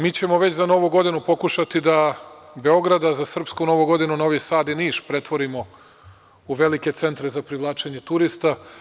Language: Serbian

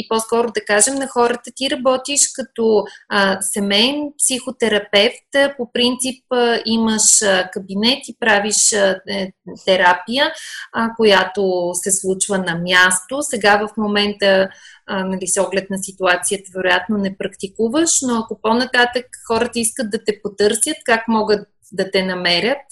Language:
Bulgarian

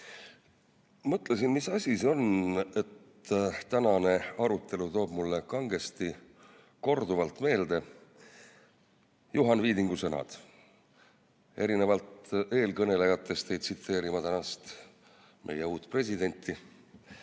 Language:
Estonian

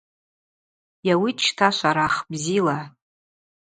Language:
Abaza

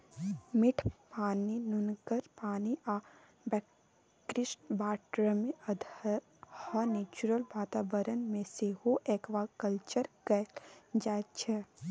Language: Maithili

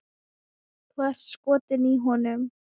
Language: Icelandic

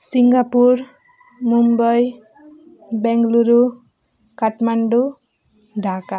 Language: Nepali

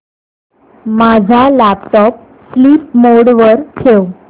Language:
Marathi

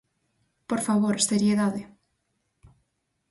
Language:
Galician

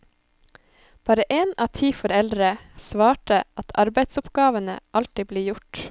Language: Norwegian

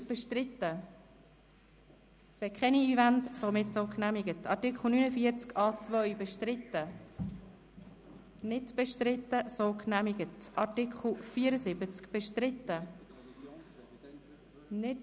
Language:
Swiss German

